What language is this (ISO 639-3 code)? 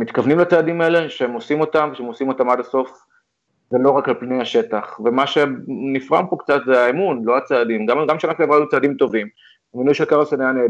heb